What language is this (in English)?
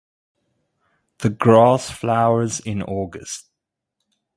English